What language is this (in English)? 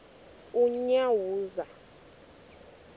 Xhosa